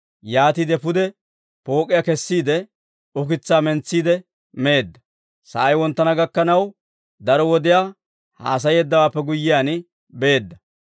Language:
Dawro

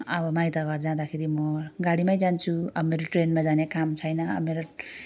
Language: Nepali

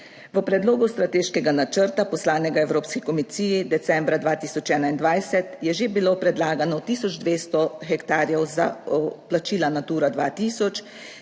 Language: Slovenian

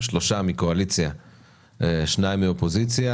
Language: Hebrew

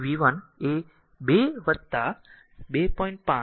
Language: Gujarati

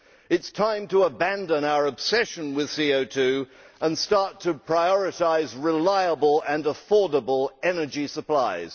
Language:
English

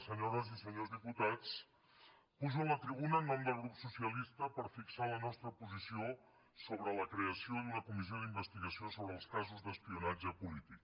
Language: Catalan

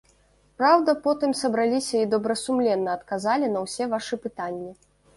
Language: Belarusian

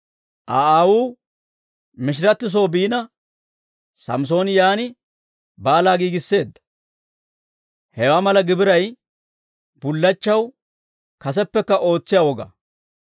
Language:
Dawro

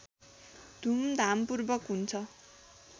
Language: Nepali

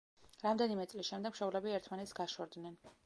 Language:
Georgian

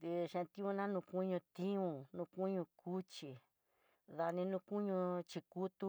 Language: Tidaá Mixtec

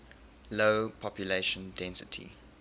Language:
English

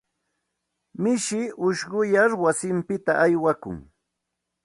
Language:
Santa Ana de Tusi Pasco Quechua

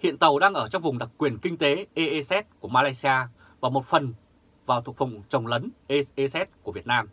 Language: Vietnamese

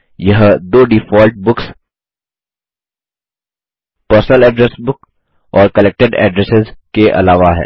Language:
Hindi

